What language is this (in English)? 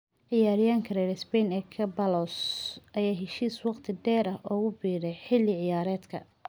Somali